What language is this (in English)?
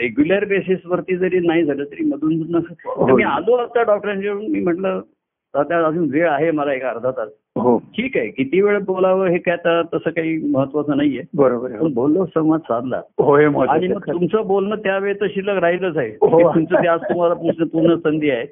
Marathi